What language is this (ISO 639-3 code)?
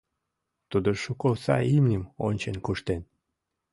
chm